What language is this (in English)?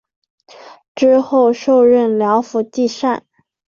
Chinese